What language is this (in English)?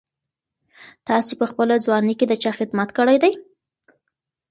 Pashto